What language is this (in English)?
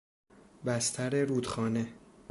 Persian